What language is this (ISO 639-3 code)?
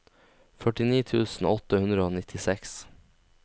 nor